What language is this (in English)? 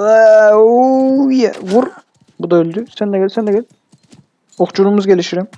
Turkish